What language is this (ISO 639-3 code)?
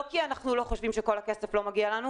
heb